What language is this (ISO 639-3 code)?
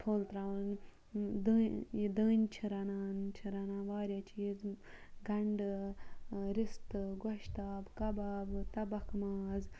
kas